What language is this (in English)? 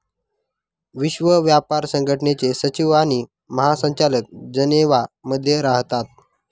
Marathi